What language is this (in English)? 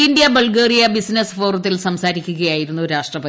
Malayalam